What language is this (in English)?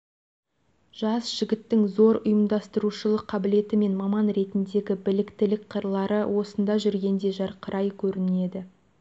Kazakh